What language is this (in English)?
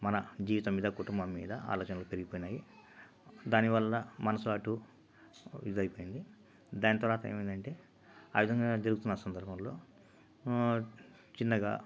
Telugu